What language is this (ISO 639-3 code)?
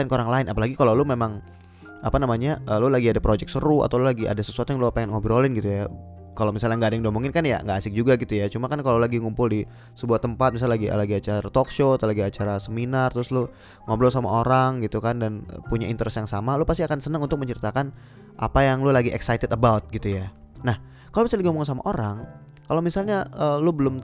ind